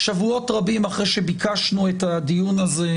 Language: Hebrew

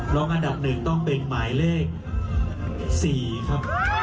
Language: Thai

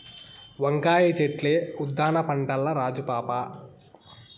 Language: Telugu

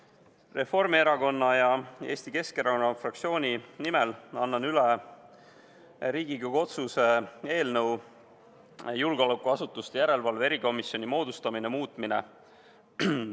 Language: Estonian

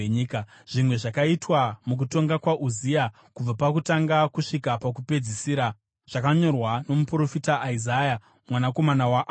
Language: Shona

